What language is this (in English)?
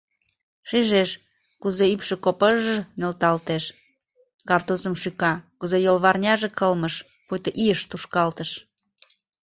Mari